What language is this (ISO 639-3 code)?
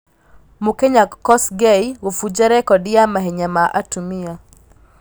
kik